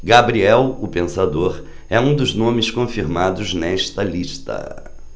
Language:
Portuguese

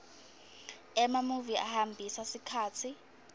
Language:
Swati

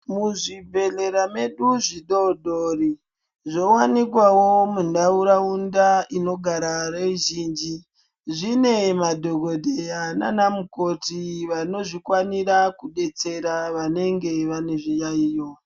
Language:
Ndau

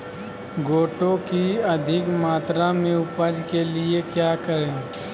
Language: Magahi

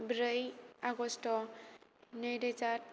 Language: Bodo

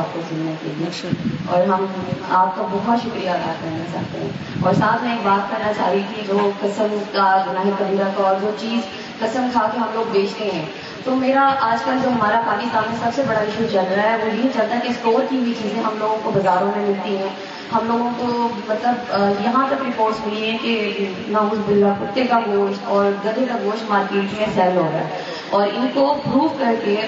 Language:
Urdu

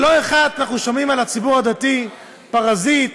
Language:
Hebrew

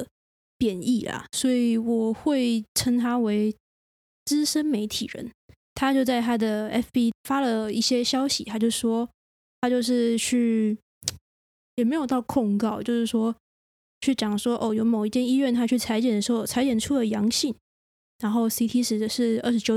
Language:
Chinese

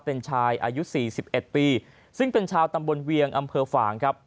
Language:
Thai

